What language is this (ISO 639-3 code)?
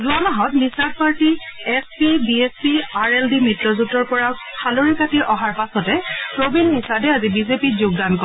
asm